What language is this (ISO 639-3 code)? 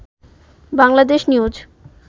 ben